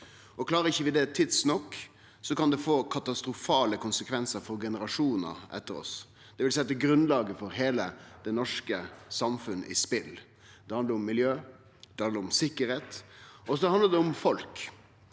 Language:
Norwegian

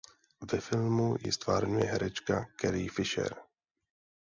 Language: Czech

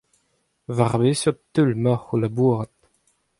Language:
Breton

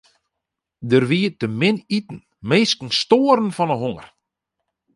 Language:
Western Frisian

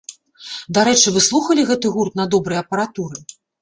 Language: Belarusian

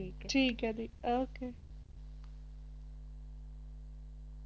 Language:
Punjabi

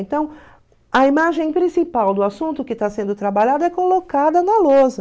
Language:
Portuguese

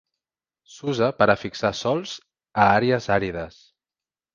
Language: Catalan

